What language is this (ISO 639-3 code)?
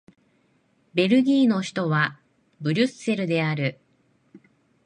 jpn